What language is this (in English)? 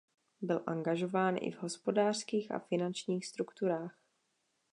Czech